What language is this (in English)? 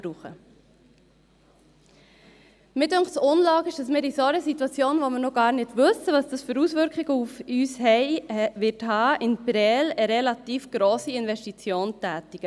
Swiss German